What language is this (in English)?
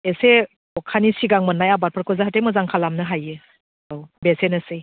Bodo